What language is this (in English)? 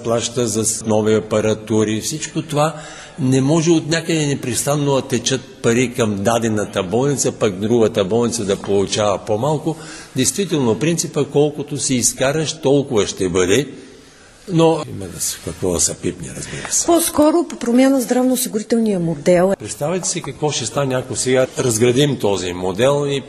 Bulgarian